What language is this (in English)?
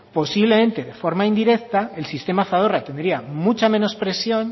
Spanish